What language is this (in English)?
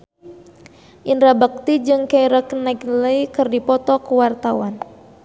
Sundanese